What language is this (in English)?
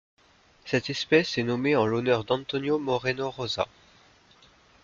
French